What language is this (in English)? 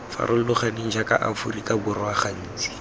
Tswana